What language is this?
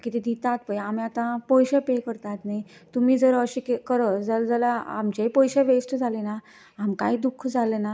Konkani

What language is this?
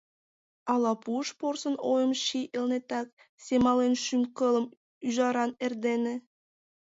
Mari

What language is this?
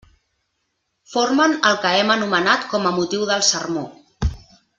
Catalan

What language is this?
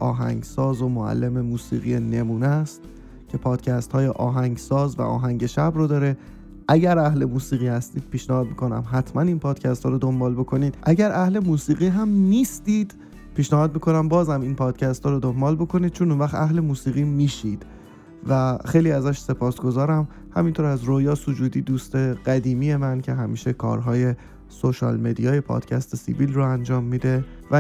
Persian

